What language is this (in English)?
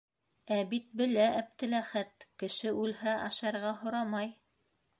Bashkir